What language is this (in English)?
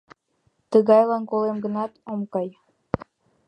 Mari